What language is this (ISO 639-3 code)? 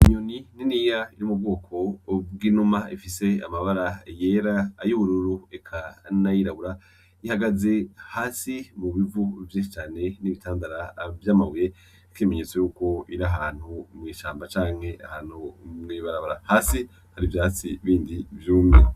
run